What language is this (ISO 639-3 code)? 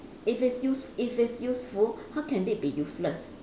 eng